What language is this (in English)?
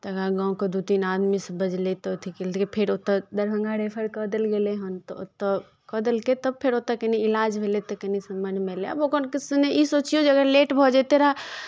Maithili